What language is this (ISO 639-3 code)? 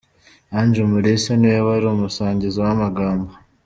kin